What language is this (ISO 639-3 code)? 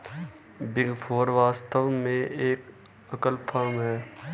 hin